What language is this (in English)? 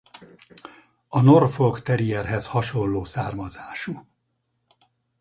Hungarian